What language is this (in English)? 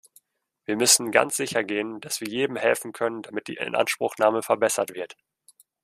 German